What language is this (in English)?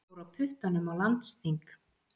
Icelandic